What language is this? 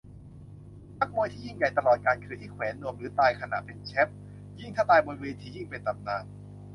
Thai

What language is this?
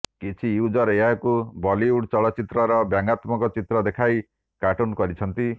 Odia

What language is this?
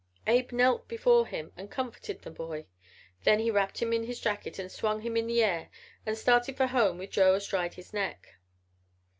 English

